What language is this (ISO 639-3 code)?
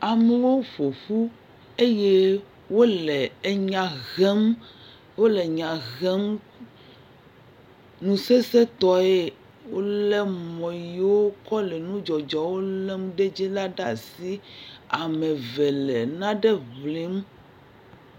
ewe